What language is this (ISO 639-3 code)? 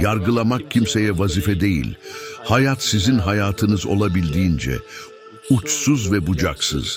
tur